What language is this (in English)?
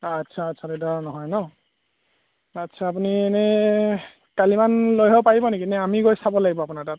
Assamese